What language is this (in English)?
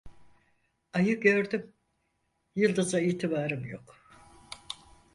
Turkish